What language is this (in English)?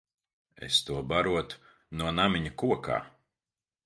Latvian